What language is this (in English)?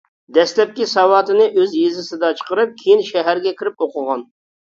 Uyghur